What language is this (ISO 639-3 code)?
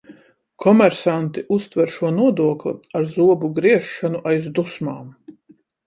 lav